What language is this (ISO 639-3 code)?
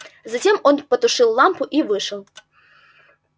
rus